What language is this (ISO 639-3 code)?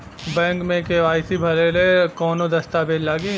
bho